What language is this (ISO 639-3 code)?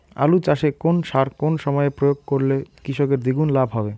ben